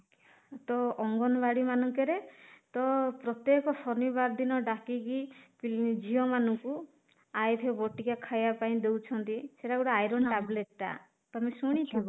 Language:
Odia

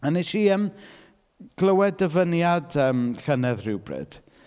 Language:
Welsh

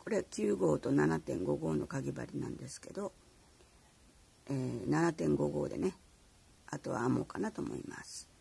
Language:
Japanese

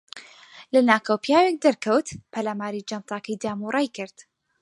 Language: Central Kurdish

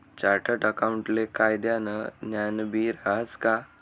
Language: Marathi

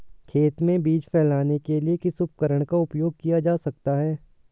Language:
Hindi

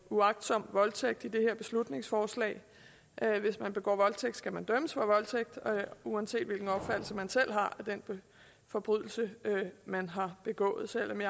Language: Danish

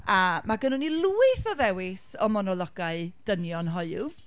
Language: Welsh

